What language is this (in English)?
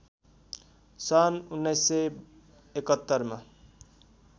Nepali